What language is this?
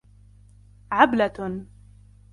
Arabic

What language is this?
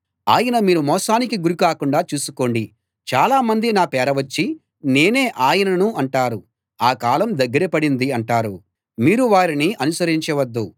Telugu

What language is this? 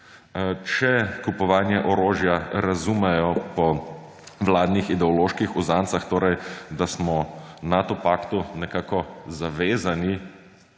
Slovenian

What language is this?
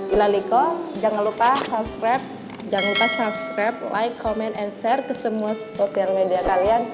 Indonesian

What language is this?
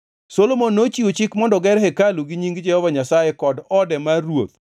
Luo (Kenya and Tanzania)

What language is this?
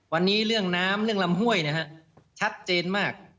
Thai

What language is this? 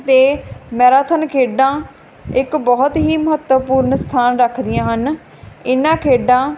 Punjabi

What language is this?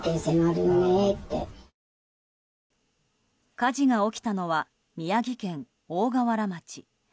Japanese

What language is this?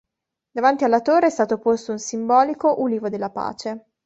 Italian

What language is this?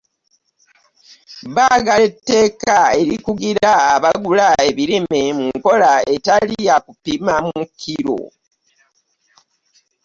Ganda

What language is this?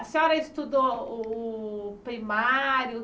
Portuguese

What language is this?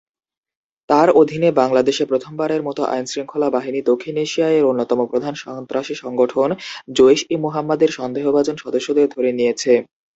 Bangla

